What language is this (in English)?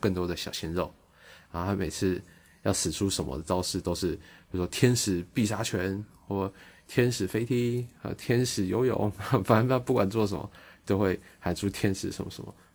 Chinese